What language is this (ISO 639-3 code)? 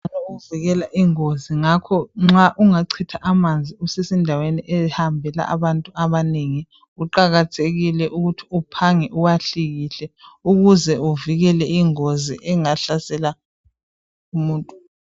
nde